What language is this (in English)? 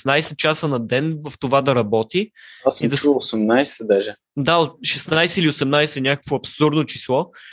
Bulgarian